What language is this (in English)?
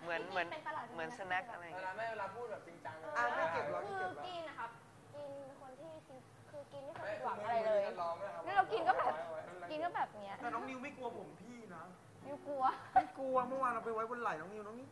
Thai